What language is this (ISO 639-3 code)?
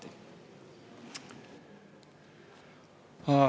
est